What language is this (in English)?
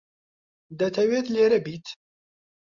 Central Kurdish